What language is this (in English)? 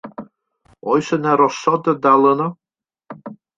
Welsh